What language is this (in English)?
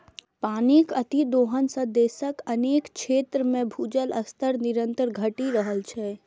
Maithili